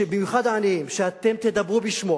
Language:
Hebrew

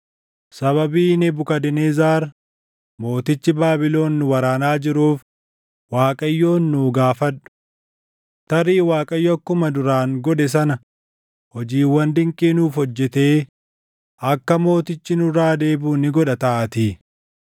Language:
Oromo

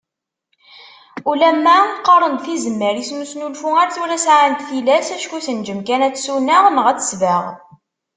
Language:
Kabyle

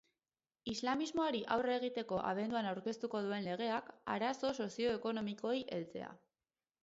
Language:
Basque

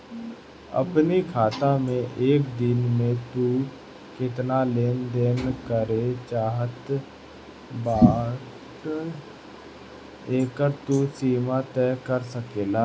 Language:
Bhojpuri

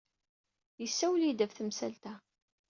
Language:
Kabyle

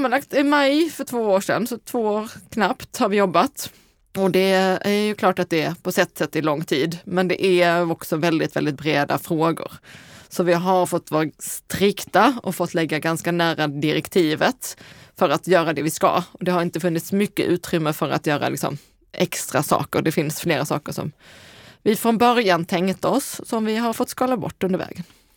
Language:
Swedish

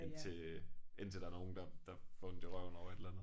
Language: Danish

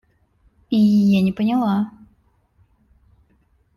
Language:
Russian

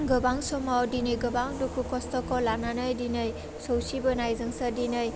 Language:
Bodo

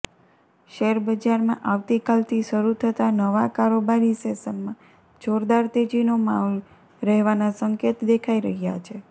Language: Gujarati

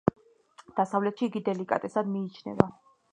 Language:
Georgian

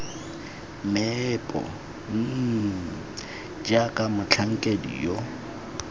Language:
Tswana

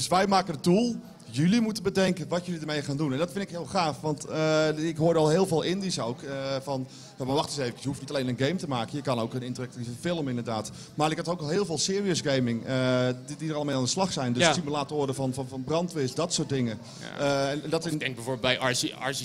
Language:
Dutch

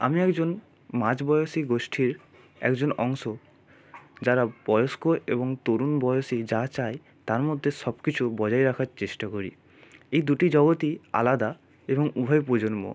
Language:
Bangla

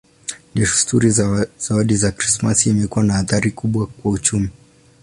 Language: Swahili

